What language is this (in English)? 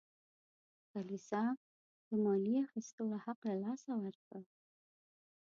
Pashto